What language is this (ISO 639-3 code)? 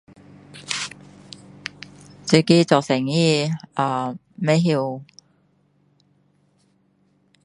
cdo